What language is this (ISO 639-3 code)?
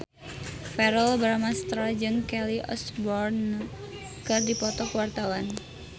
sun